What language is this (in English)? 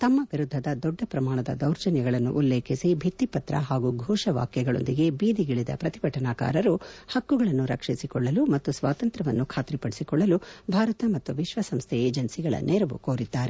Kannada